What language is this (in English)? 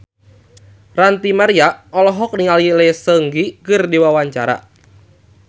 Sundanese